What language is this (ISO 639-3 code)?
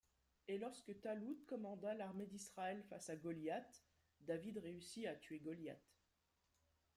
fra